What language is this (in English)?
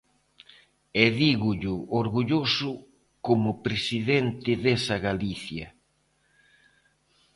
Galician